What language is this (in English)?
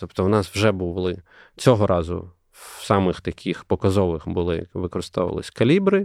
Ukrainian